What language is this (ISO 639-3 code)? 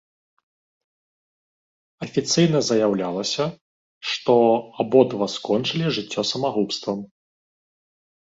bel